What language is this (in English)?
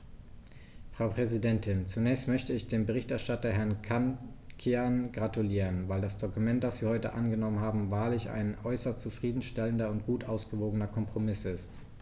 German